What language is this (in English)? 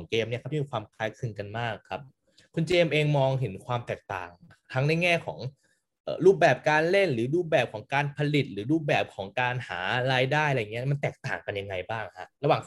Thai